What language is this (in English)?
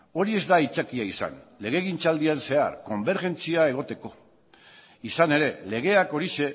Basque